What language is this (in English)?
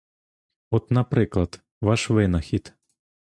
Ukrainian